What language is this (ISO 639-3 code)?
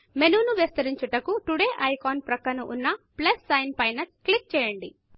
tel